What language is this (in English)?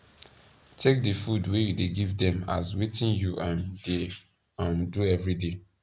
Nigerian Pidgin